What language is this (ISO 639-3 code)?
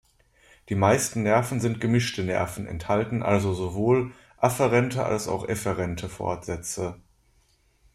deu